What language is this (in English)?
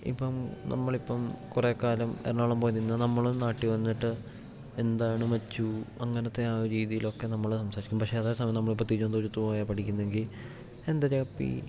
Malayalam